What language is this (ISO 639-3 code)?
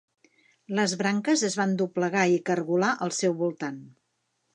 cat